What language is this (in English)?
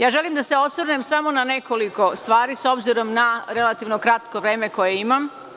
Serbian